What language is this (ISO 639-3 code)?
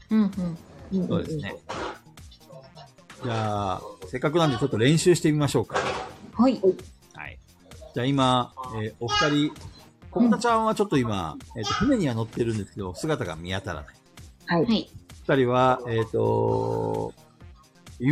jpn